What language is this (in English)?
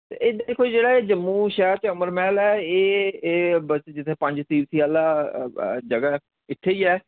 Dogri